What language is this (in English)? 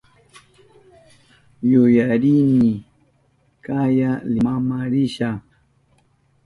Southern Pastaza Quechua